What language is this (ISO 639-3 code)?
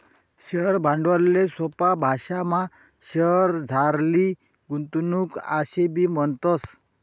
mar